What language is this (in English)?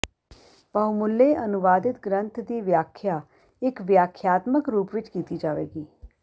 Punjabi